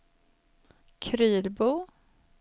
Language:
Swedish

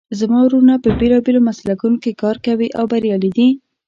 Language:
Pashto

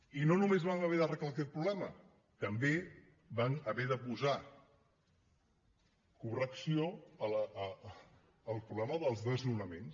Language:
Catalan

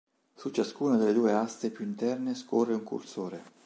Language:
Italian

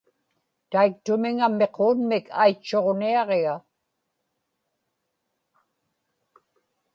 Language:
Inupiaq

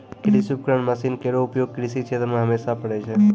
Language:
Maithili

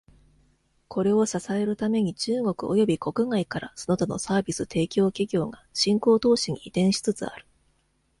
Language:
Japanese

